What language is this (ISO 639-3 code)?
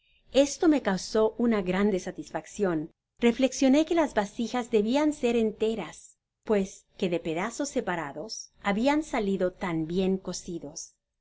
spa